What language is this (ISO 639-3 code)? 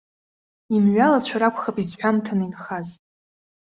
abk